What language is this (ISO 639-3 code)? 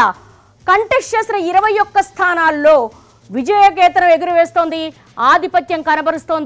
tel